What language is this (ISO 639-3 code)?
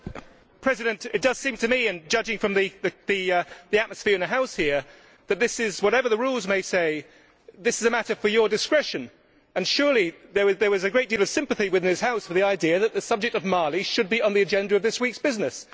eng